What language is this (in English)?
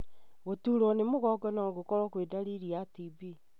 Kikuyu